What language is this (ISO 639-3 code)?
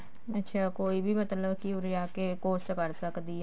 pan